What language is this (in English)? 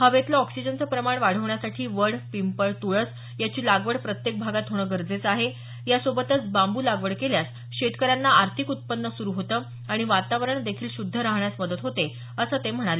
Marathi